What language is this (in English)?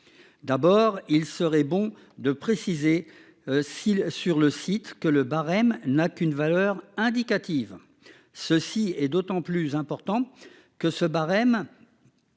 French